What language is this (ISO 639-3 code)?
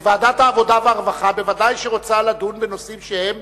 heb